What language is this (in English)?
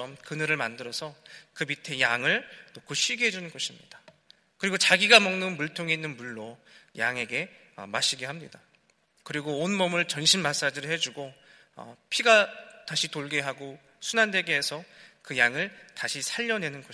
Korean